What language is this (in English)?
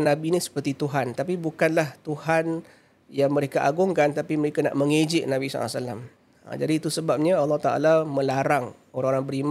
Malay